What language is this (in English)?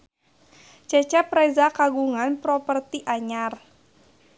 Sundanese